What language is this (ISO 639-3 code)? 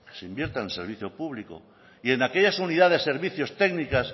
spa